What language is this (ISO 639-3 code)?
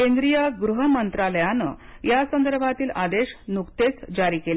mar